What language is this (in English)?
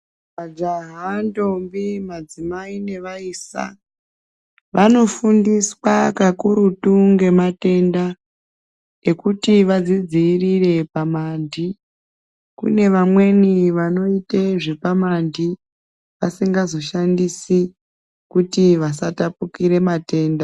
Ndau